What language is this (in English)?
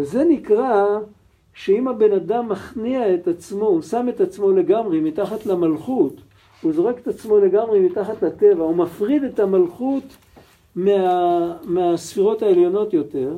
Hebrew